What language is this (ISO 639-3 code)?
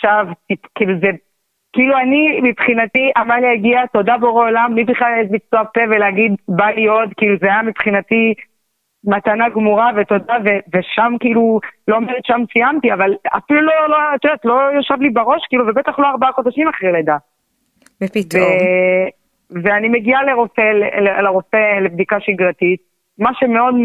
heb